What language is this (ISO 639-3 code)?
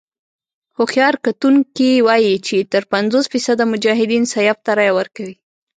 pus